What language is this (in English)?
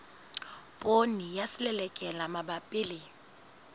Southern Sotho